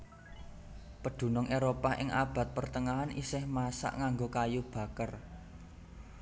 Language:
Javanese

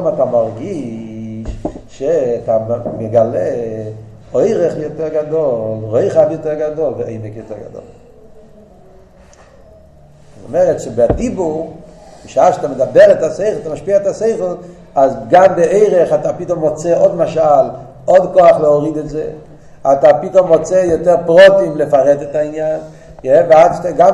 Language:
Hebrew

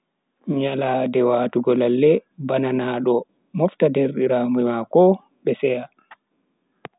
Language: Bagirmi Fulfulde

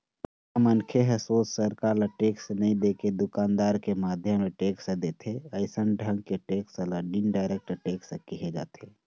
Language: Chhattisgarhi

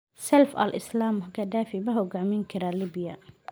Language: Somali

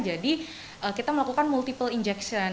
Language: Indonesian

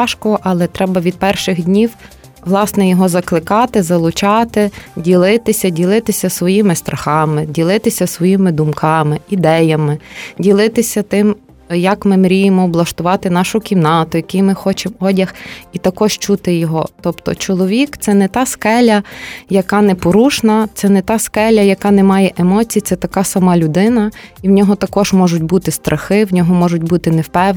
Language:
Ukrainian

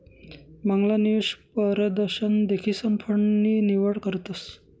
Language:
Marathi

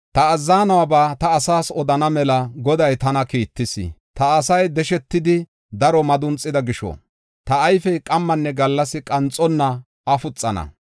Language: Gofa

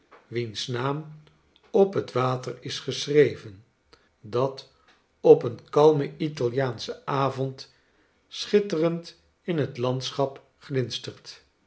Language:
Dutch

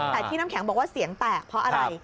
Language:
Thai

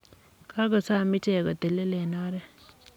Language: Kalenjin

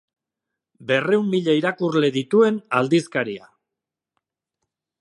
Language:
Basque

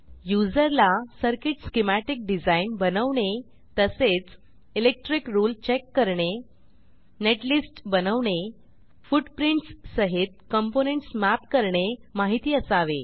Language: Marathi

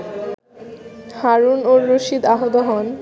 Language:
Bangla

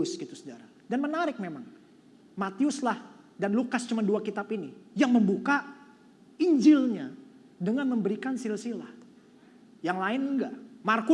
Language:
Indonesian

